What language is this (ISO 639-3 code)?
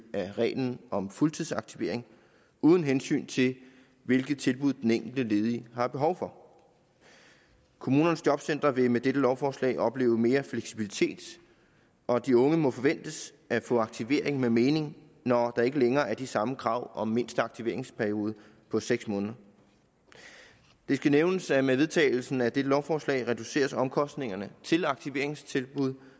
dan